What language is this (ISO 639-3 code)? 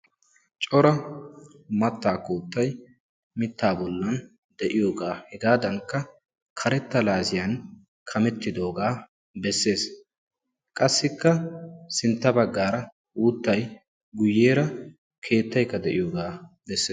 wal